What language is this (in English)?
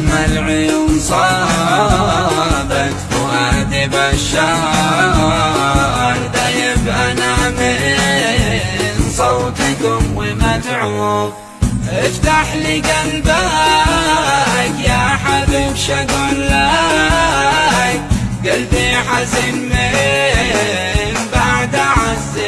Arabic